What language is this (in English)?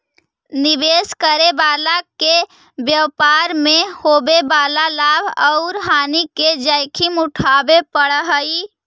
Magahi